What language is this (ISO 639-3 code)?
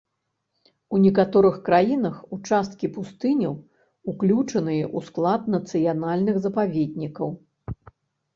bel